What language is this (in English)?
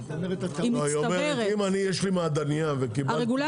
Hebrew